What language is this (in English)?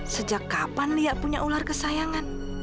Indonesian